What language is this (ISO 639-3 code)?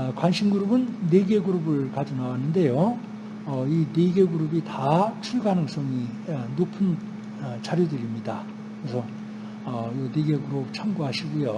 kor